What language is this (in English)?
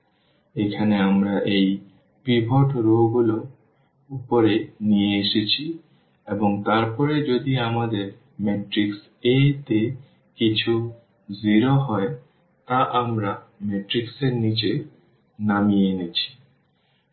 Bangla